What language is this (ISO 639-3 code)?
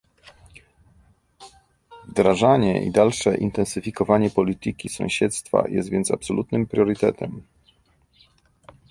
pol